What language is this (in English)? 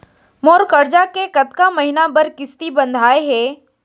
Chhattisgarhi